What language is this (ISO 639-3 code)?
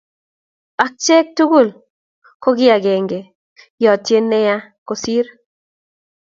kln